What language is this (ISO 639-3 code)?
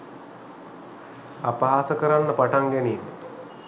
sin